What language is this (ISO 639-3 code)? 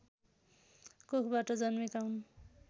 nep